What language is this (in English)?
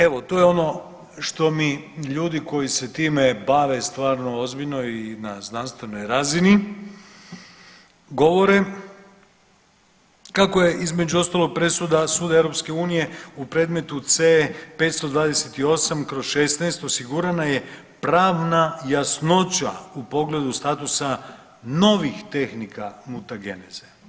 Croatian